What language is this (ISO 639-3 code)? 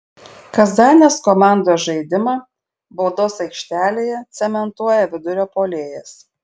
lit